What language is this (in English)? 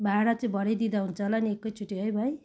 Nepali